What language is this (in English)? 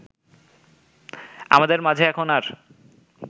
Bangla